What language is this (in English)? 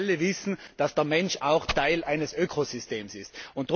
German